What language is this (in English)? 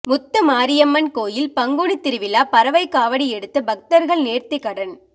Tamil